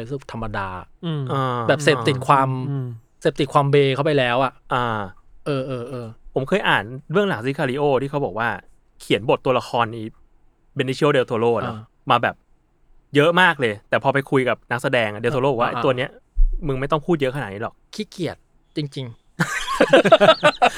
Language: Thai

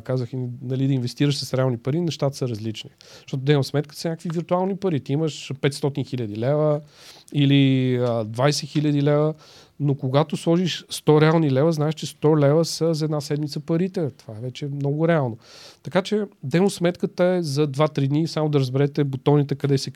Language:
Bulgarian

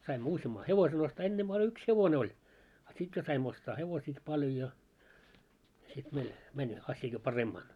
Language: Finnish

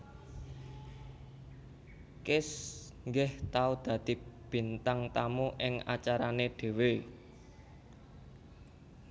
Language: Javanese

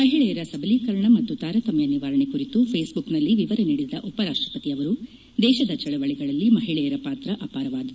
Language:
Kannada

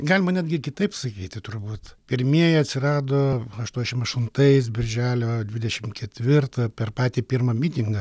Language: Lithuanian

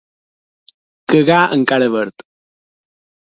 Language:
Catalan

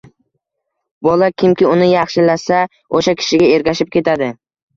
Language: Uzbek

